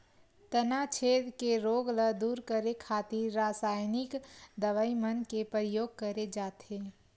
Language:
Chhattisgarhi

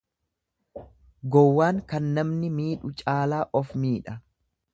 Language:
Oromo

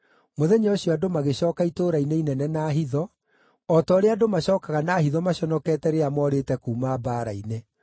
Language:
Kikuyu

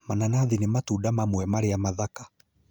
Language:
Kikuyu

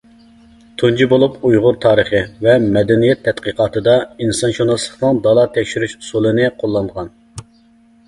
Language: Uyghur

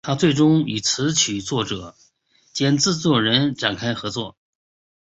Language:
Chinese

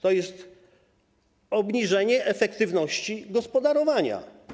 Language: Polish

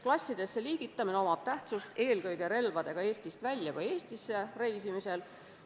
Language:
Estonian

